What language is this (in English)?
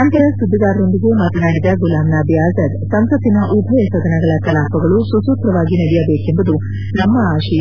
Kannada